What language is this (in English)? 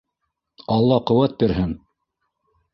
Bashkir